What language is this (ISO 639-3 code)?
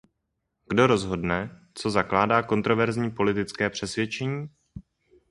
ces